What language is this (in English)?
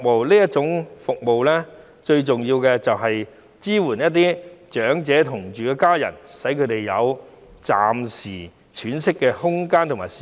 Cantonese